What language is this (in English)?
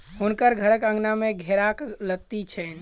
Maithili